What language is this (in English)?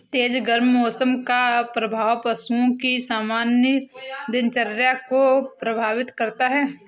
Hindi